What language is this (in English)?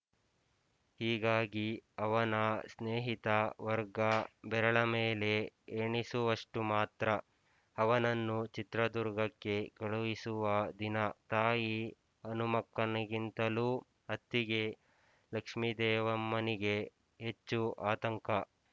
Kannada